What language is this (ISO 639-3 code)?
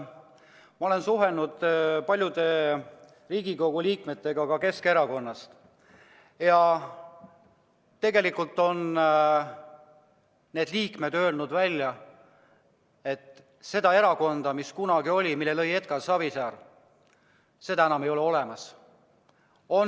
est